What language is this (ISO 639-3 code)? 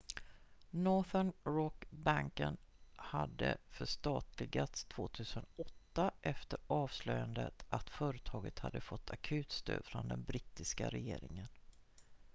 swe